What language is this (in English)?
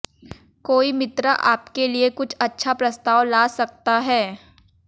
Hindi